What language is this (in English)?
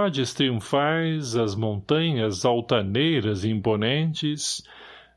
Portuguese